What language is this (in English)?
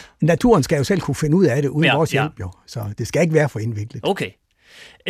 Danish